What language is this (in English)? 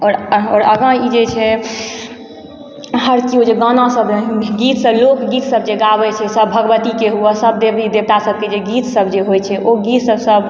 Maithili